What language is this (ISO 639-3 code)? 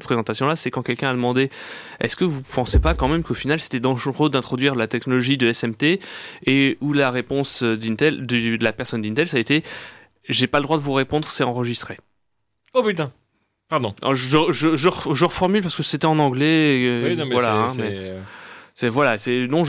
fra